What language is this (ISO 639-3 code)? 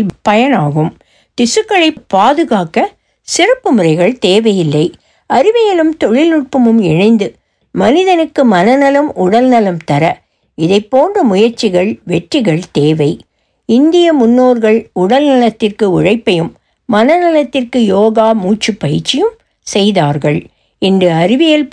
tam